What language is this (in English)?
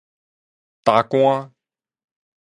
Min Nan Chinese